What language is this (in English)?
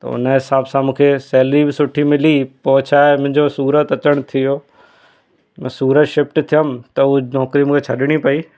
Sindhi